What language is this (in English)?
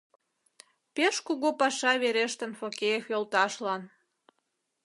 Mari